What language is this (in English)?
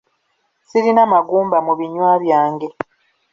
Ganda